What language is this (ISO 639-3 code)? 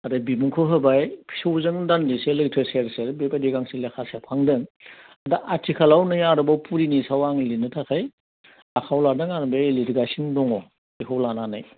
brx